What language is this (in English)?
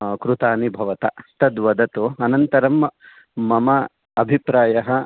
Sanskrit